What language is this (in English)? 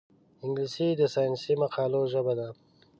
Pashto